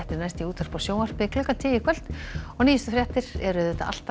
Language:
Icelandic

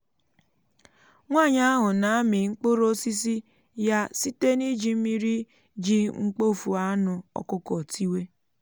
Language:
Igbo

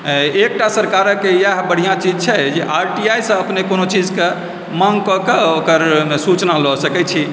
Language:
Maithili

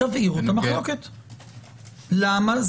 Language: Hebrew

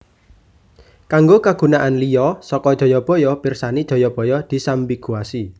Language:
Javanese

